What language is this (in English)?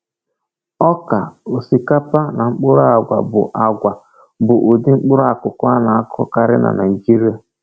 Igbo